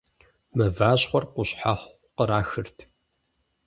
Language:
Kabardian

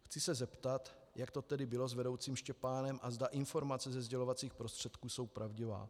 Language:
Czech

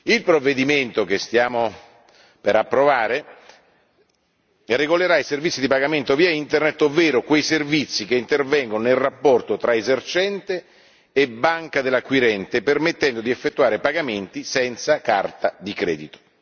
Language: Italian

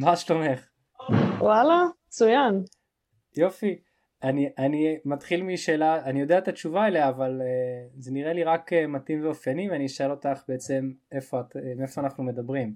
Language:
Hebrew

